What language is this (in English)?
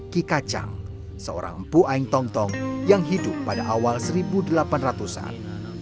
Indonesian